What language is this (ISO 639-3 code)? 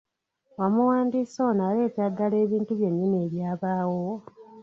lug